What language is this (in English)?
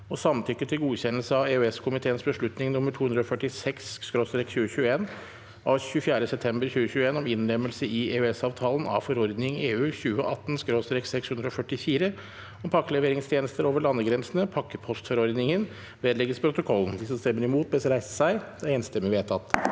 Norwegian